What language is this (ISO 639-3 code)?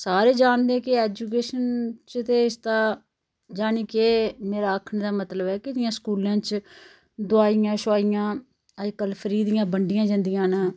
doi